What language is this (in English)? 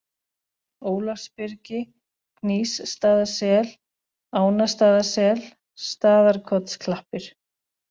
Icelandic